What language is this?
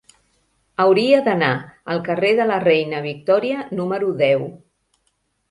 Catalan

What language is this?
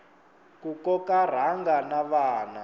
Tsonga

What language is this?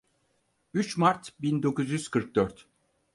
Turkish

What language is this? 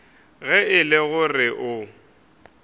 Northern Sotho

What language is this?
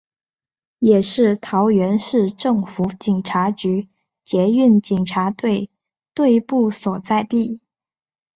Chinese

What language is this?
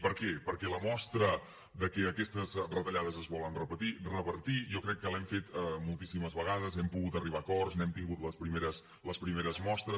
Catalan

